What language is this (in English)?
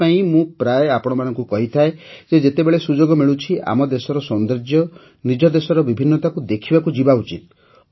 Odia